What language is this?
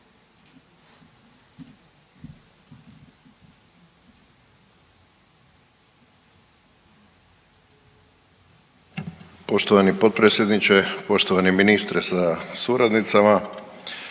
Croatian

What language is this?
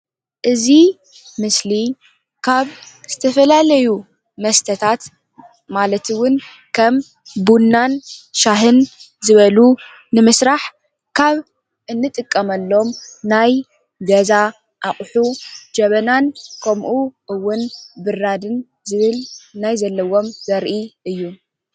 Tigrinya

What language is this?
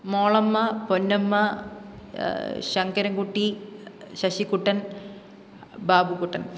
Malayalam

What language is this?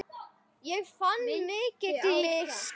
Icelandic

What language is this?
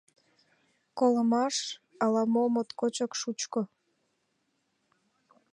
Mari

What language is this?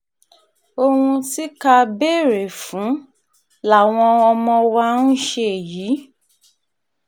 Yoruba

